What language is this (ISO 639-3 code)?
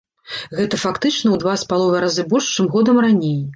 bel